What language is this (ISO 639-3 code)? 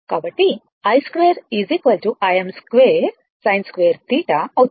tel